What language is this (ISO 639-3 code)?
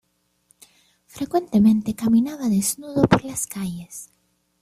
spa